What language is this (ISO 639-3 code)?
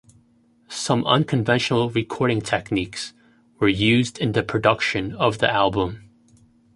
eng